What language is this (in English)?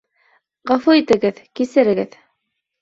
Bashkir